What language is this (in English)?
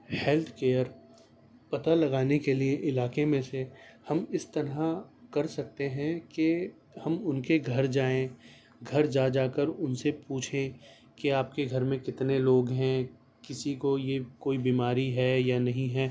Urdu